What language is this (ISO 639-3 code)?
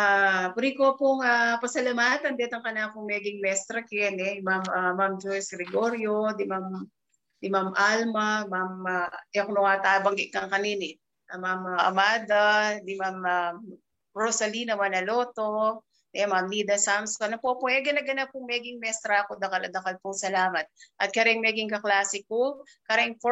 fil